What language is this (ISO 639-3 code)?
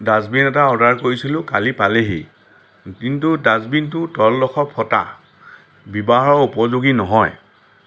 asm